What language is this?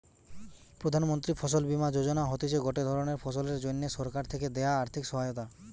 Bangla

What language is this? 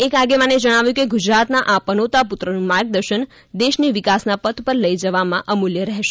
Gujarati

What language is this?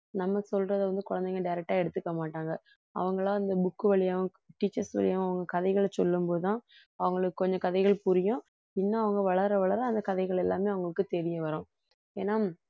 Tamil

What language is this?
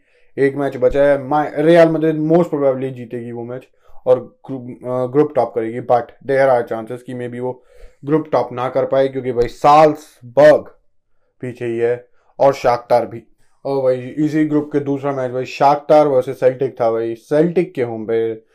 Hindi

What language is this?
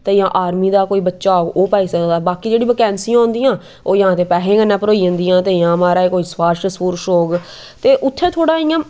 Dogri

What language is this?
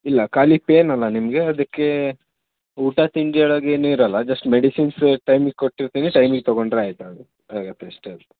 Kannada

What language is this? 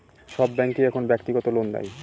Bangla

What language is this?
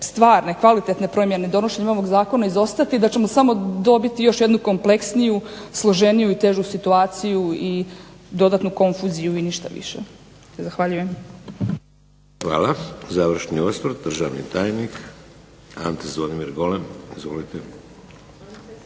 Croatian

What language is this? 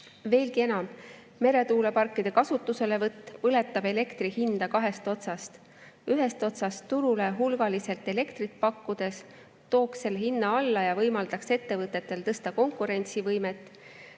Estonian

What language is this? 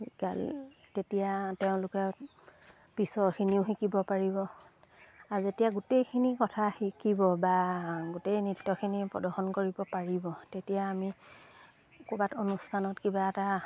Assamese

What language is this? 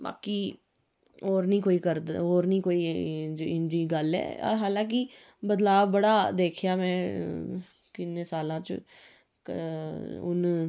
Dogri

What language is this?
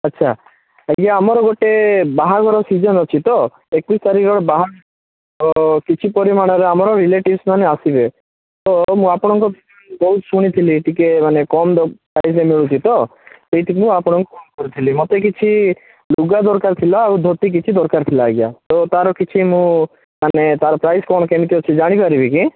Odia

